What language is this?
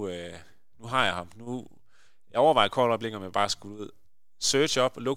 Danish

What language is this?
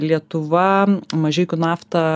Lithuanian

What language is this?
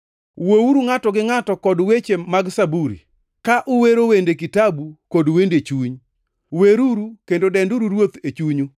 Luo (Kenya and Tanzania)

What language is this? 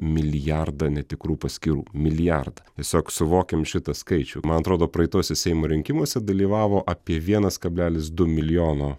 Lithuanian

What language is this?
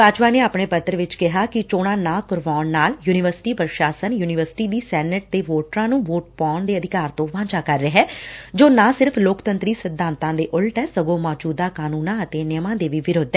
Punjabi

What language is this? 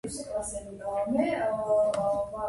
Georgian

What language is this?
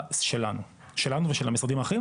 Hebrew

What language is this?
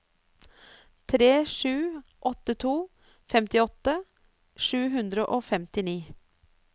Norwegian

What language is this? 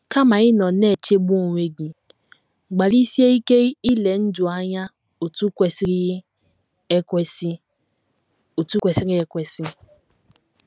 Igbo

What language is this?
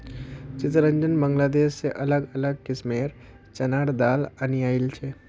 Magahi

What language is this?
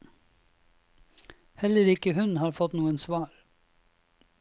Norwegian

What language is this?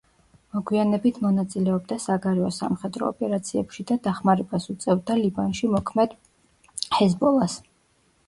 Georgian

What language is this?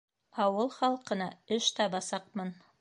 Bashkir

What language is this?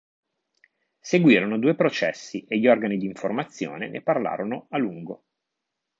Italian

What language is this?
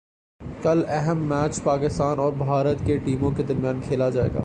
Urdu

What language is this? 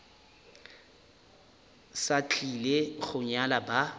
Northern Sotho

